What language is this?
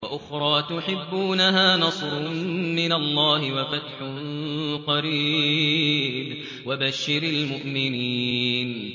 Arabic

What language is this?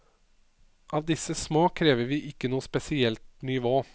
Norwegian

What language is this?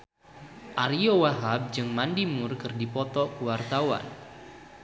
Sundanese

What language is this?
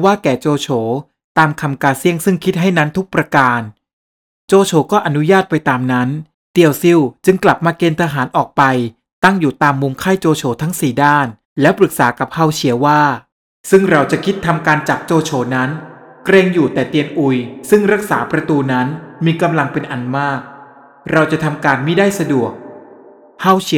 Thai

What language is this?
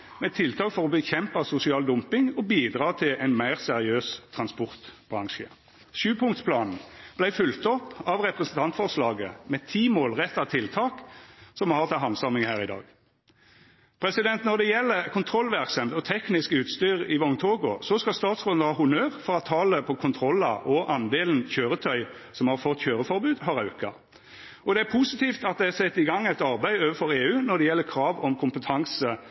Norwegian Nynorsk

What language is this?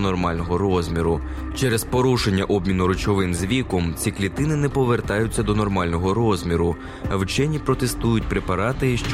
Ukrainian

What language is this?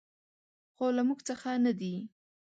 Pashto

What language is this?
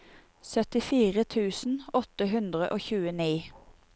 Norwegian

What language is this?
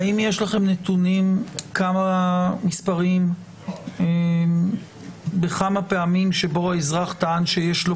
Hebrew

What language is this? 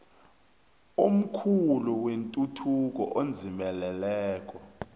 South Ndebele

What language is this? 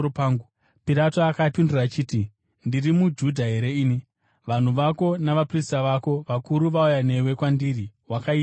Shona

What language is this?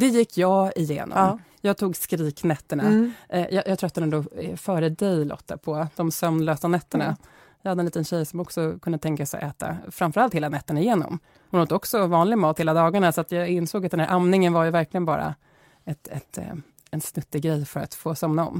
Swedish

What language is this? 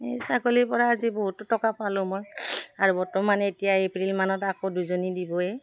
Assamese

